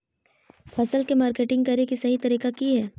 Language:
Magahi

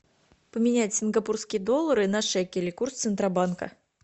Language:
Russian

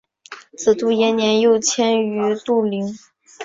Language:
Chinese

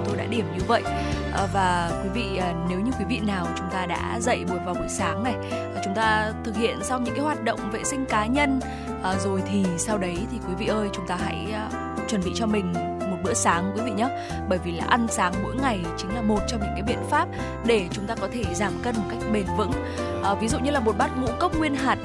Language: Vietnamese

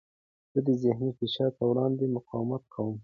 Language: Pashto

